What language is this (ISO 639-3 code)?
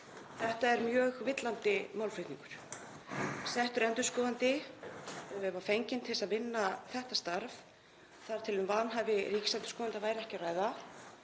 isl